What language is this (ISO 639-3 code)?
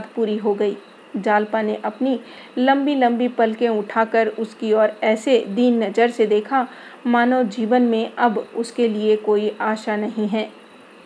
hin